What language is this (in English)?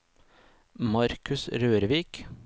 Norwegian